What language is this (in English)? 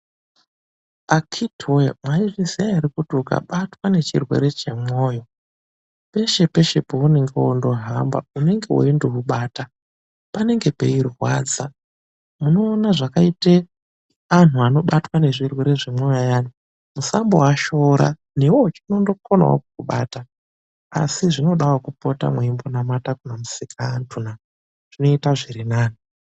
Ndau